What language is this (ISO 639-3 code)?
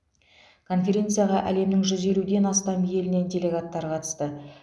kaz